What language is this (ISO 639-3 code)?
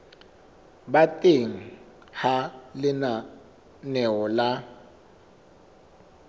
sot